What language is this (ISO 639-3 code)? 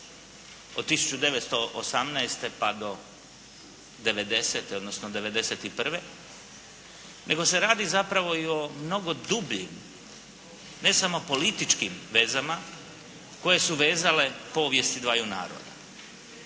hrv